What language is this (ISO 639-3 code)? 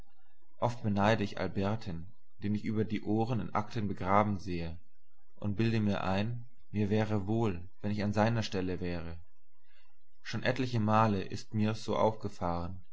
deu